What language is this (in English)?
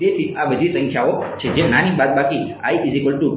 Gujarati